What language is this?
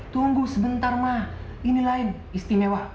Indonesian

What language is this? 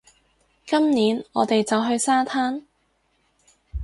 Cantonese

